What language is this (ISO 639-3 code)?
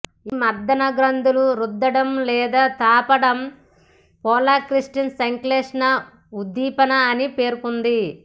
tel